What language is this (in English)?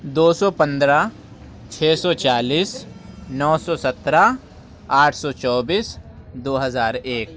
Urdu